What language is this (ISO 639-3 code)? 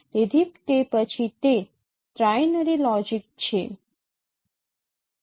guj